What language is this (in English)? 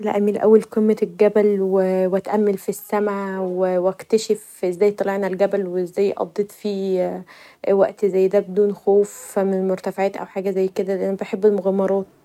Egyptian Arabic